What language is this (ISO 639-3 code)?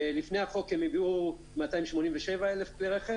heb